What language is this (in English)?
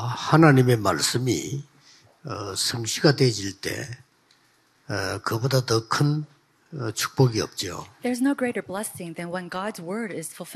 Korean